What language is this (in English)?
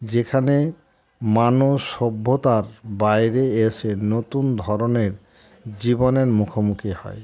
Bangla